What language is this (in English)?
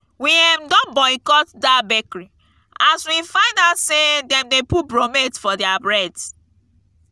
Nigerian Pidgin